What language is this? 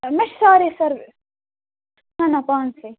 Kashmiri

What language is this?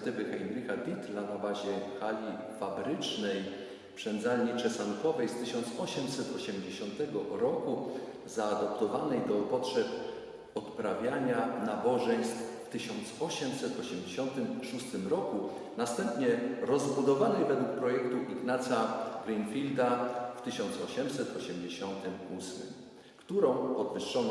Polish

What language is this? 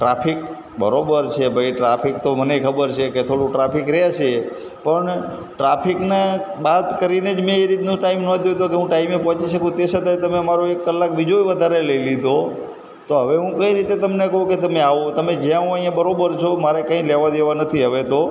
Gujarati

